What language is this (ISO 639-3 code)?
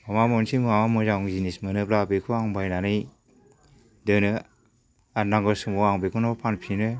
brx